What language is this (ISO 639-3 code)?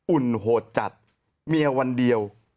tha